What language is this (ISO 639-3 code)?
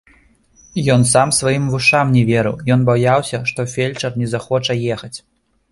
bel